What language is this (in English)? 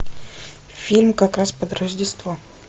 Russian